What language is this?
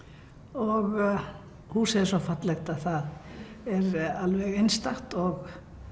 Icelandic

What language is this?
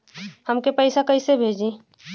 Bhojpuri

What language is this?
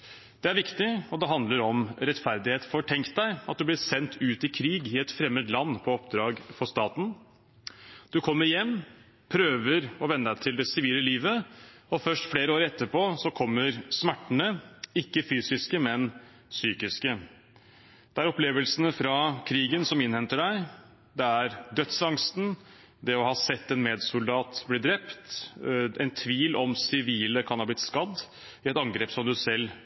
Norwegian Bokmål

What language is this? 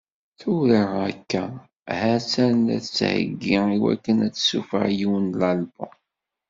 Kabyle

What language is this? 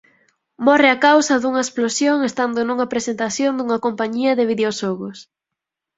Galician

